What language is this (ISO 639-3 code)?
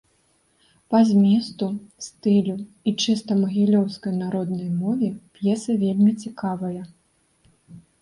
bel